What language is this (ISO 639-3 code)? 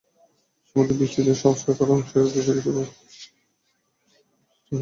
ben